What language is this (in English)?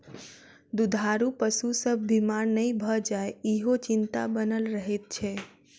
Maithili